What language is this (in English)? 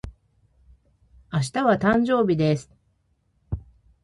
Japanese